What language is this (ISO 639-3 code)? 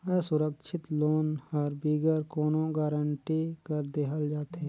hne